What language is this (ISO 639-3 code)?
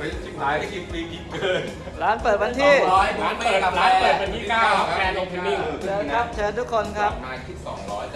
tha